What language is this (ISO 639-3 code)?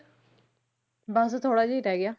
pan